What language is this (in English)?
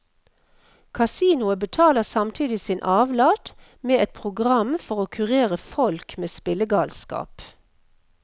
Norwegian